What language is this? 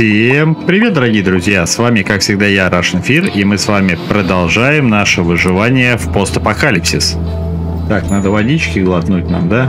Russian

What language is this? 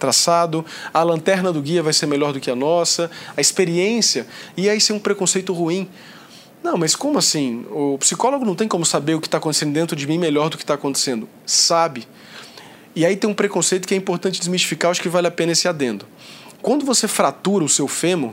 Portuguese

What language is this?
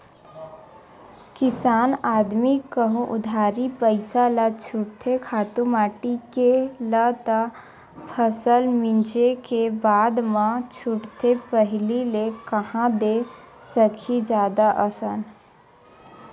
Chhattisgarhi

